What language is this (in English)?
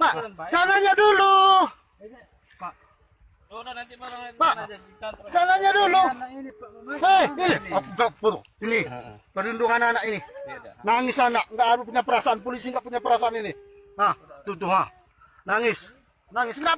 Indonesian